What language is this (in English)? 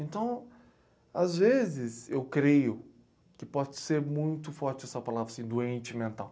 Portuguese